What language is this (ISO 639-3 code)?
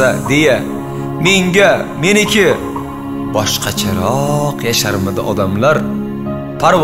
tur